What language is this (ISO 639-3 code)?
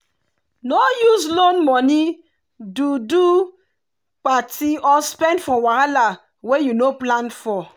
pcm